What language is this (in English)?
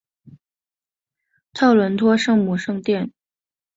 Chinese